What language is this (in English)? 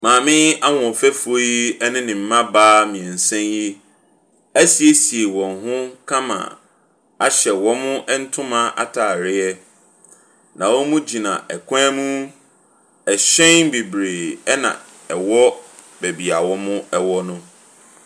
Akan